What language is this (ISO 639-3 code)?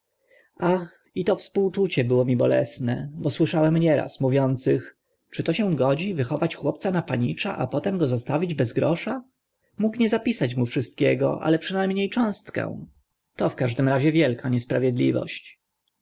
pol